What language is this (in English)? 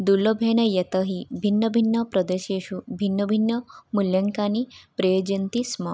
Sanskrit